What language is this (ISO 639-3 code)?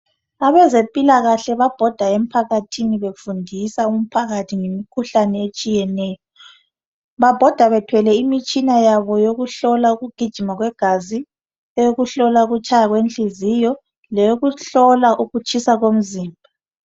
nde